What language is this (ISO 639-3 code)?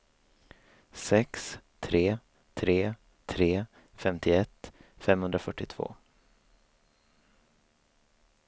swe